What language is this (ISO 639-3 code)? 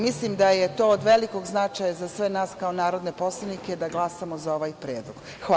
srp